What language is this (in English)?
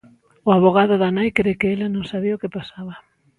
Galician